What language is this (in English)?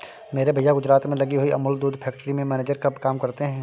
Hindi